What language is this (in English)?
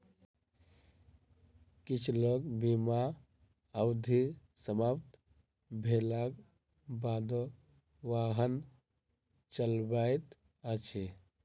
Maithili